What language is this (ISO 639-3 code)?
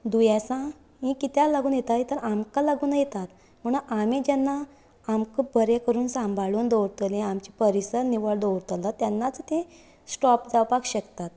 kok